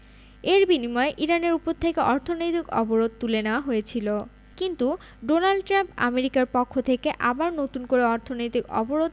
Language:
Bangla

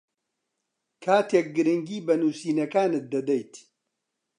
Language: Central Kurdish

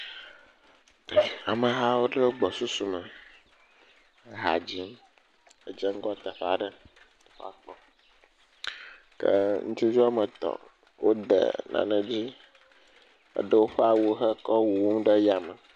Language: Ewe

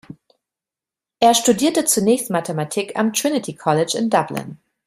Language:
German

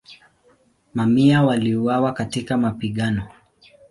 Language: Swahili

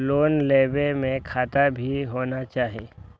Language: Maithili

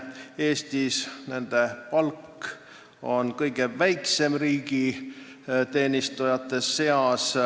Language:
Estonian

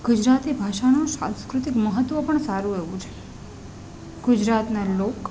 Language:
Gujarati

